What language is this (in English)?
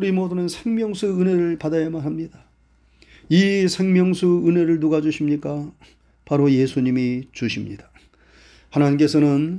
Korean